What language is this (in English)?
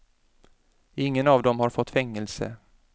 Swedish